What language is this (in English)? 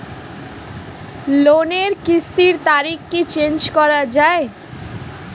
Bangla